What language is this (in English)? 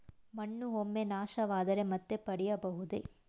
Kannada